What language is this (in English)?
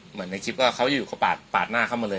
Thai